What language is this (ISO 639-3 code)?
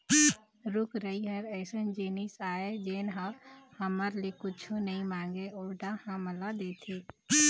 hne